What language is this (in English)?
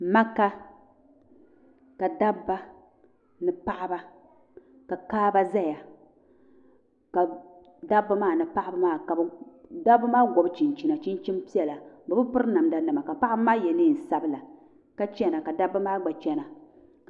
Dagbani